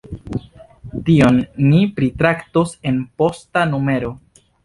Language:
Esperanto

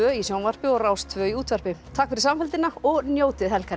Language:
Icelandic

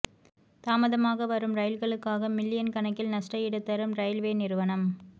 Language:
Tamil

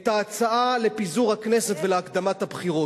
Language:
Hebrew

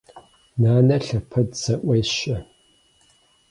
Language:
Kabardian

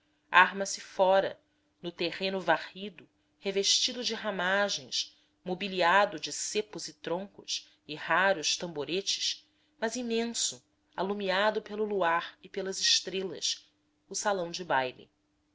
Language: Portuguese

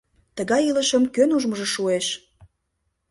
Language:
Mari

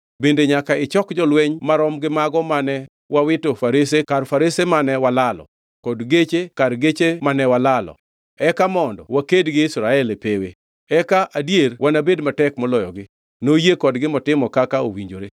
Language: Luo (Kenya and Tanzania)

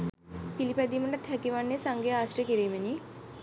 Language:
Sinhala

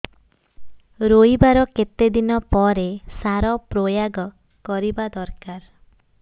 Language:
Odia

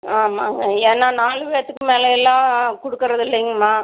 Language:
Tamil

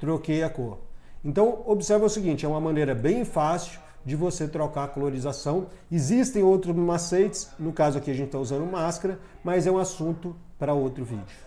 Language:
Portuguese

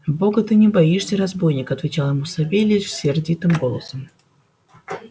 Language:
Russian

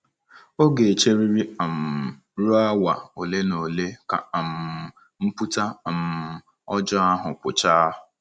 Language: Igbo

